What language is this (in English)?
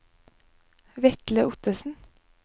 Norwegian